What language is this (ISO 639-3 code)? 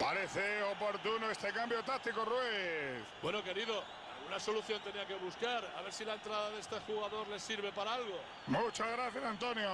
spa